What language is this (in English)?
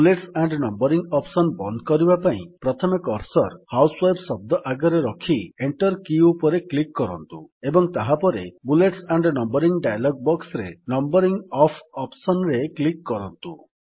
Odia